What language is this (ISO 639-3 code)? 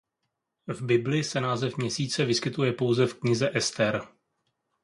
ces